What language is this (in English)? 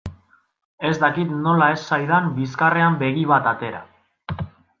Basque